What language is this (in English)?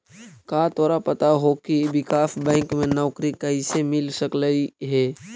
Magahi